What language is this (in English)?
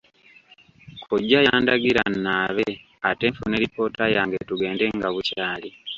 Ganda